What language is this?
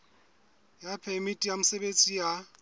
Southern Sotho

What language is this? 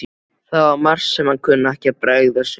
Icelandic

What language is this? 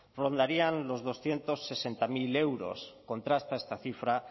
Spanish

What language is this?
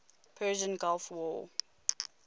English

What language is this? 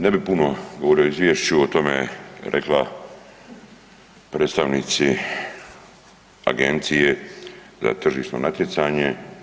Croatian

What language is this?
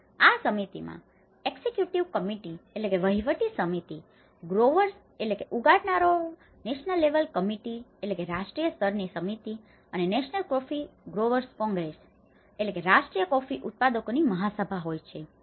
Gujarati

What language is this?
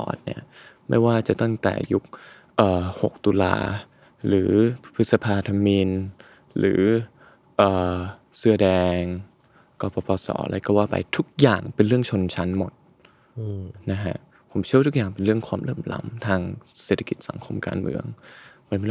Thai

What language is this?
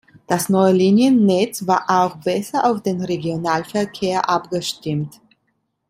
German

